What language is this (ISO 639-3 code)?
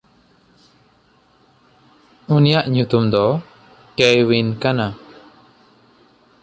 sat